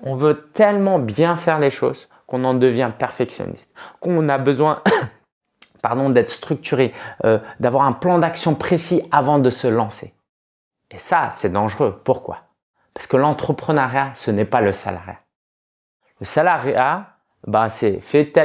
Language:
French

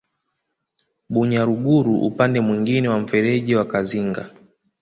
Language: Swahili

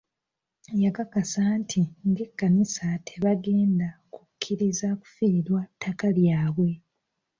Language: Ganda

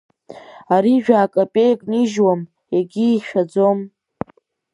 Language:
Abkhazian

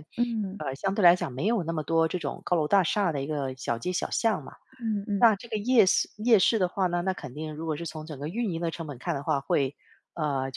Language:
Chinese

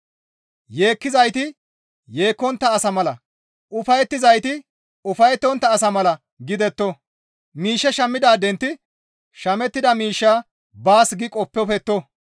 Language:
Gamo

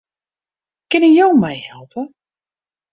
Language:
Western Frisian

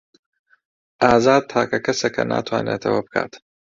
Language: Central Kurdish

